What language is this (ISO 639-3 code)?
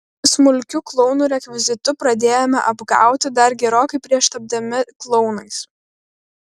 lit